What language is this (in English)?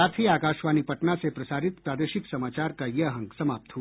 Hindi